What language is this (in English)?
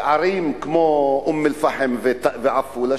Hebrew